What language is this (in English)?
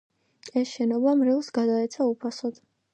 Georgian